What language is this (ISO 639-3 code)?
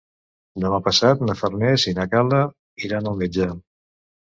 cat